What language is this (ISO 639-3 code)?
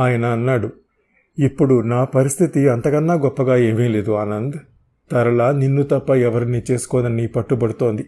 tel